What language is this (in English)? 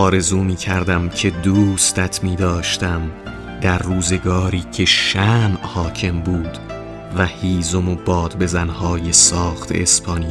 Persian